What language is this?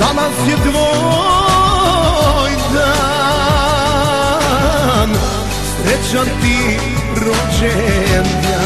Romanian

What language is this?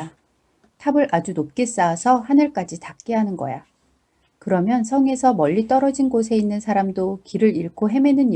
Korean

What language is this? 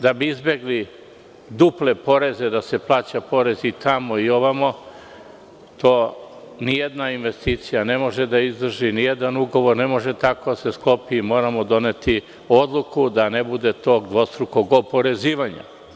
Serbian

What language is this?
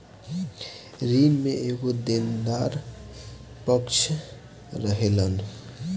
Bhojpuri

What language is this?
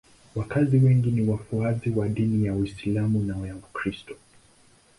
Swahili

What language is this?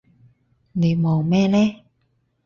Cantonese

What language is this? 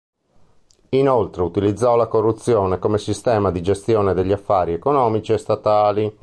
Italian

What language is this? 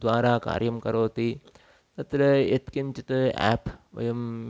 Sanskrit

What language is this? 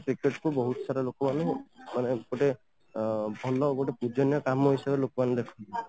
Odia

